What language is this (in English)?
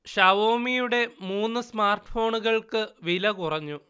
Malayalam